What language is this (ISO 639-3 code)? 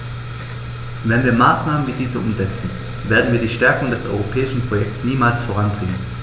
deu